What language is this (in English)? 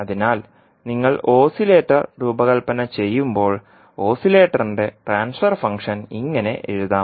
Malayalam